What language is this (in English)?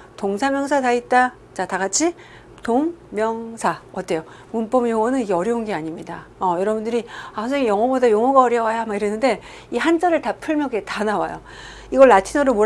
Korean